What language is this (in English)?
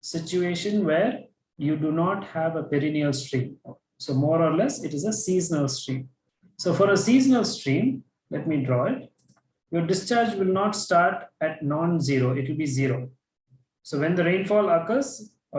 English